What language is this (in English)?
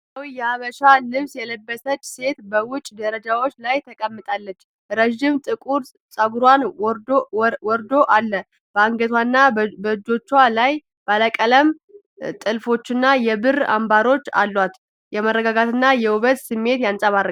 Amharic